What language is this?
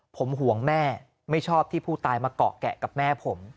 Thai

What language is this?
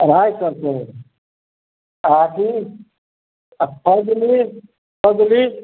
Maithili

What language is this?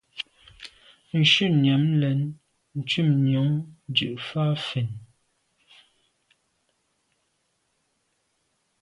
Medumba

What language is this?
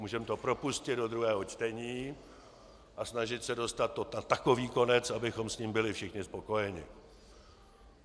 Czech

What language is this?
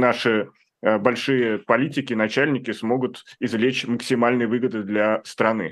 Russian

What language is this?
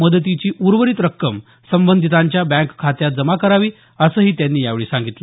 Marathi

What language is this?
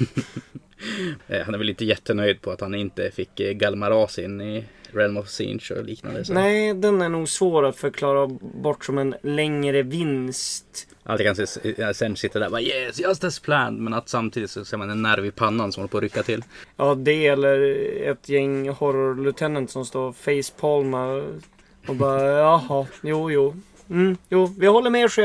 Swedish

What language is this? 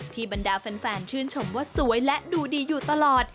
Thai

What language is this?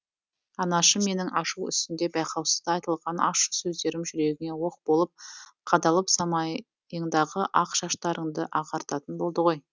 Kazakh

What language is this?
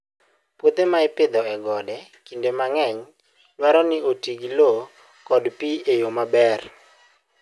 Luo (Kenya and Tanzania)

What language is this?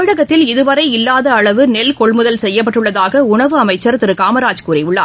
Tamil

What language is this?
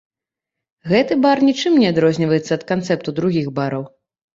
Belarusian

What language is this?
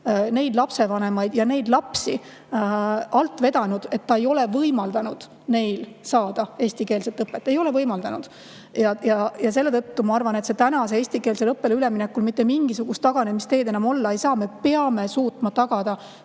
Estonian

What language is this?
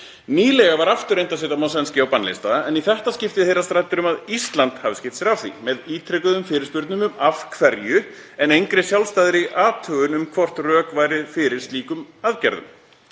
Icelandic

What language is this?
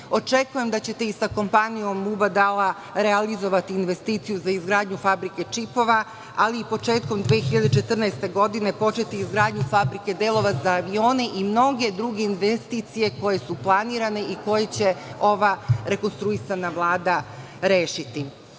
Serbian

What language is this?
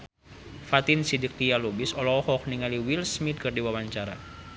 Sundanese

